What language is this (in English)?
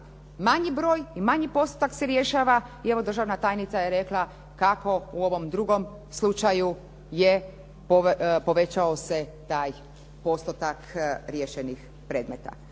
Croatian